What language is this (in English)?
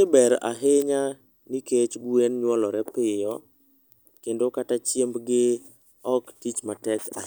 Luo (Kenya and Tanzania)